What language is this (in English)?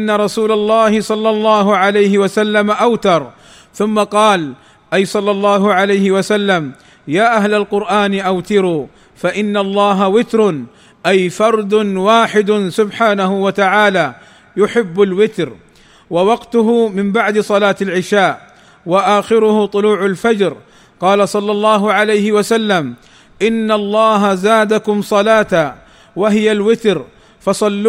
Arabic